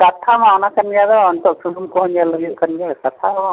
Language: Santali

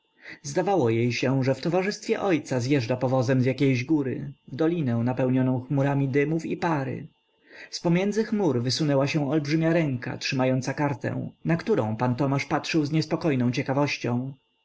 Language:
Polish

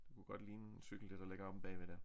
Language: Danish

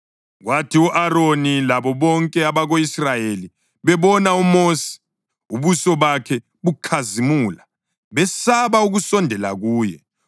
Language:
North Ndebele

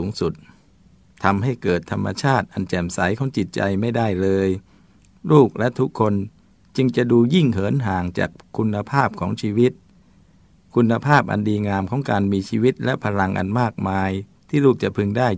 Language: Thai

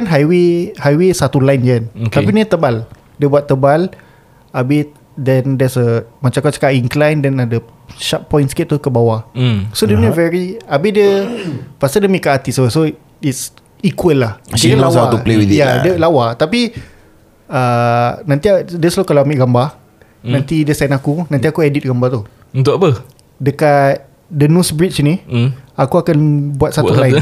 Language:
Malay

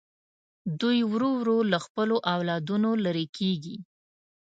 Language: Pashto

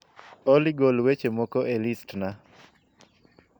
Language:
Luo (Kenya and Tanzania)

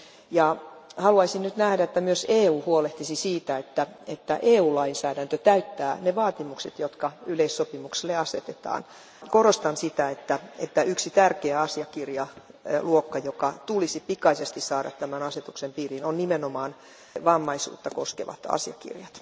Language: Finnish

